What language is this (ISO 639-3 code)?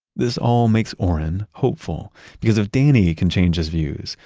eng